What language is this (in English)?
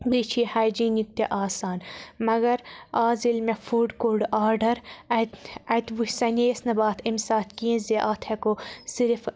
Kashmiri